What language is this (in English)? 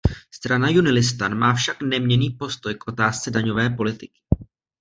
Czech